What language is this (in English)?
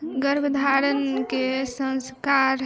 Maithili